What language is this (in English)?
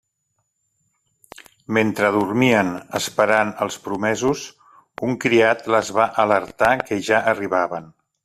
Catalan